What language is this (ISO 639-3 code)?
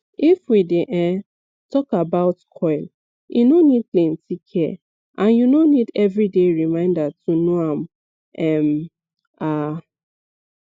pcm